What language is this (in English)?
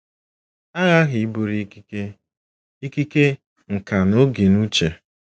Igbo